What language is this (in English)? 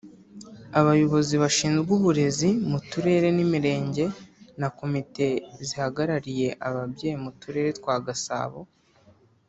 Kinyarwanda